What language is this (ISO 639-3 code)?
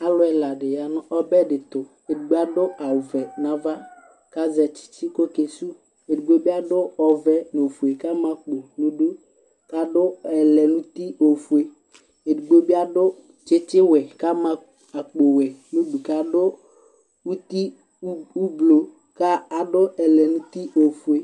kpo